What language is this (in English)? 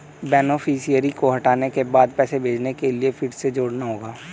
Hindi